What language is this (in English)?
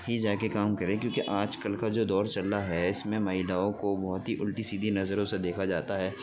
Urdu